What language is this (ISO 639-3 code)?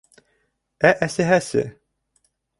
bak